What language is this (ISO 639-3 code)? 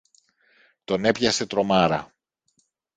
ell